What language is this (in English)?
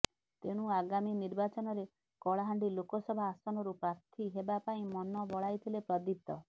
Odia